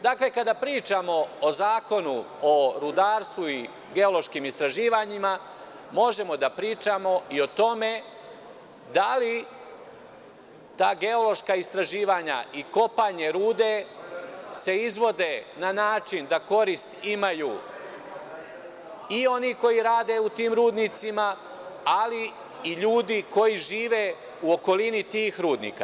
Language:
Serbian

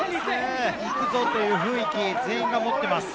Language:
Japanese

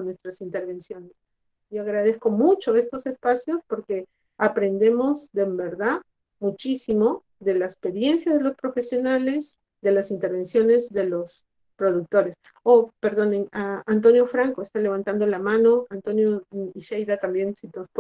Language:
Spanish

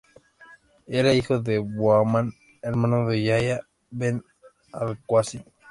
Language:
Spanish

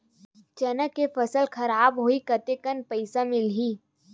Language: Chhattisgarhi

